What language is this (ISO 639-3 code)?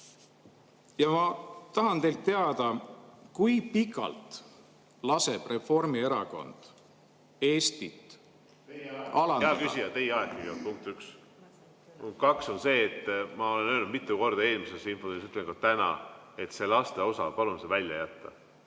est